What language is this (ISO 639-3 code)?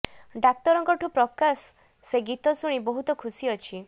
ori